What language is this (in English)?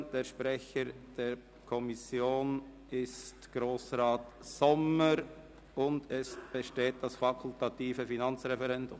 Swiss German